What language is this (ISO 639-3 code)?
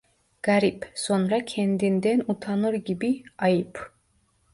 tur